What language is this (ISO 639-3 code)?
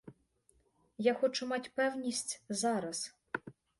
ukr